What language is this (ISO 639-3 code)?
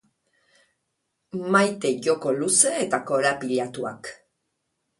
eus